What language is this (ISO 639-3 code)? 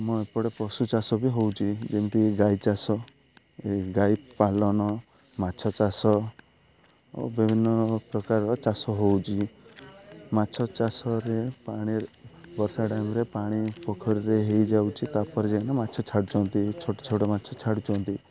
ori